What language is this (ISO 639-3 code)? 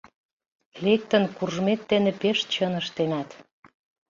chm